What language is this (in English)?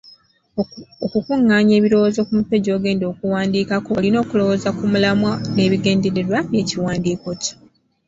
Ganda